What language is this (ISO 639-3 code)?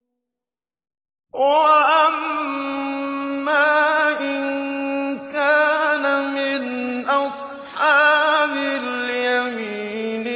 ara